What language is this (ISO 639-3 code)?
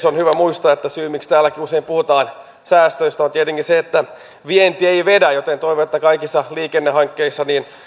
fin